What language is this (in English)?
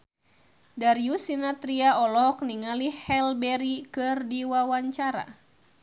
Sundanese